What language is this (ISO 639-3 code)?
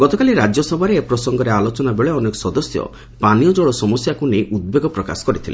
ori